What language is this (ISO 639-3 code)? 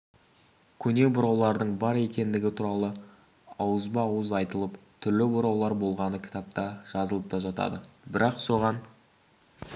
kaz